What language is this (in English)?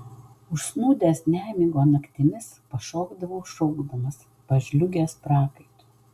Lithuanian